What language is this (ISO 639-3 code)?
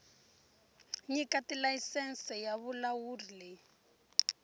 tso